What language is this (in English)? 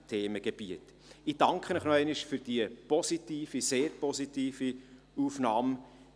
Swiss German